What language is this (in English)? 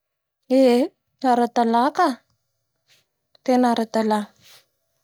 Bara Malagasy